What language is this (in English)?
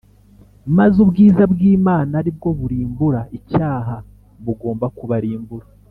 Kinyarwanda